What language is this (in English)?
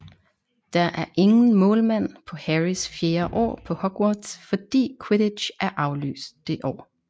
Danish